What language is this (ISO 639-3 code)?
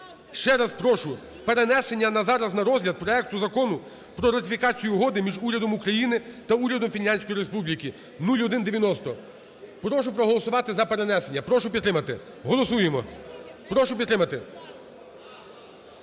ukr